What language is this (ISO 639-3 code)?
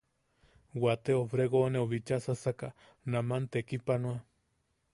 yaq